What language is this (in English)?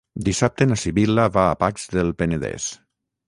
Catalan